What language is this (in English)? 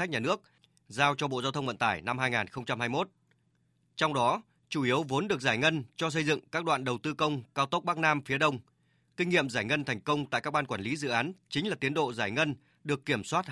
Vietnamese